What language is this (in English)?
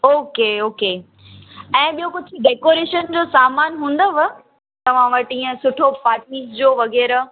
Sindhi